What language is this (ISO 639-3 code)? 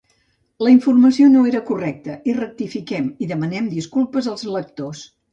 cat